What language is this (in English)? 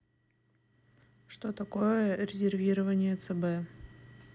Russian